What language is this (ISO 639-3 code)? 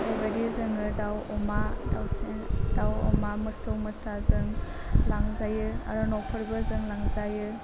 brx